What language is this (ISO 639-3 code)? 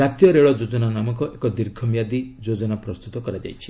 ori